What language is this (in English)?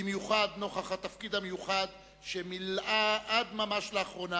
Hebrew